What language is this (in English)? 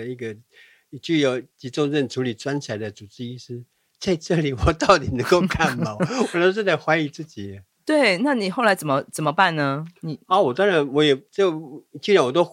Chinese